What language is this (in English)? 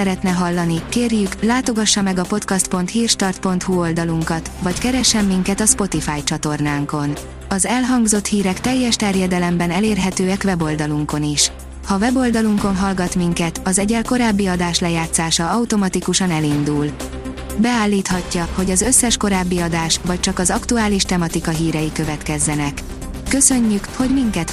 Hungarian